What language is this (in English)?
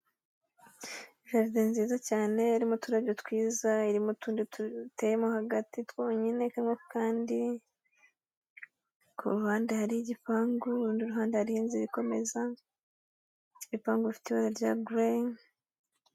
Kinyarwanda